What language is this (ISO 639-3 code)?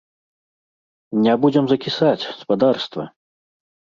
bel